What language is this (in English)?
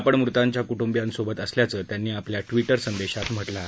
Marathi